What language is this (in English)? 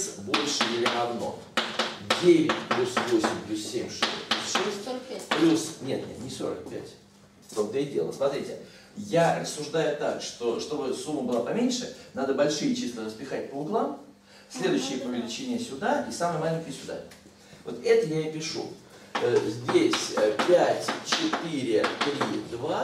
Russian